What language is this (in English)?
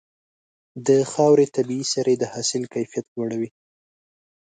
Pashto